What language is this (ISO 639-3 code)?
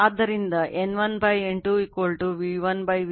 kan